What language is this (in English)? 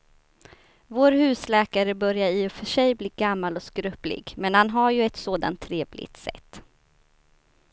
Swedish